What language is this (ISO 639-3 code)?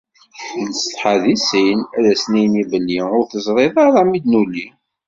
kab